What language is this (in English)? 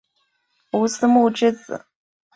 Chinese